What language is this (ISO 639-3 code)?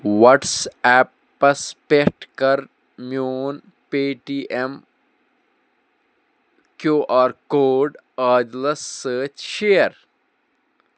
kas